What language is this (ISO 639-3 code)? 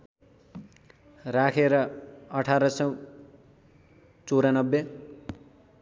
nep